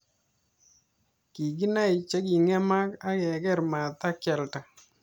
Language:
Kalenjin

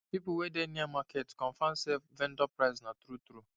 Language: Nigerian Pidgin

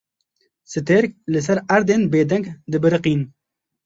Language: Kurdish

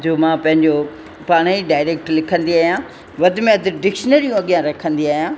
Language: Sindhi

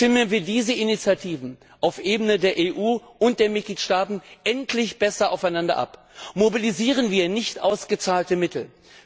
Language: German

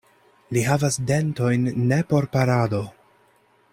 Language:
Esperanto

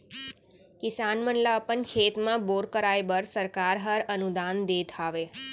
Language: Chhattisgarhi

